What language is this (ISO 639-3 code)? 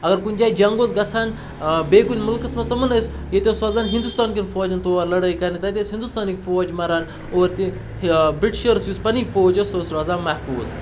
kas